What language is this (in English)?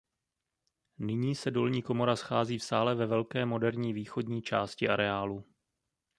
Czech